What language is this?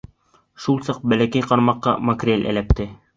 Bashkir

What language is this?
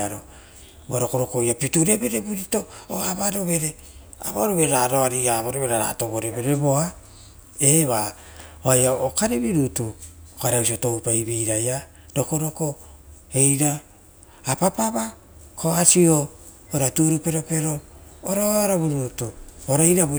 Rotokas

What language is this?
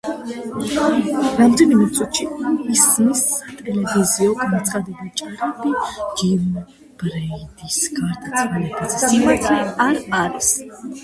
Georgian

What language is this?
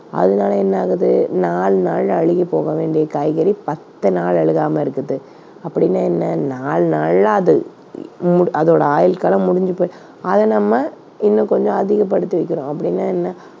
Tamil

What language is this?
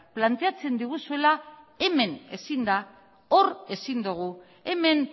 Basque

